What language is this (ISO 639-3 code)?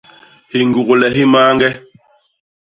bas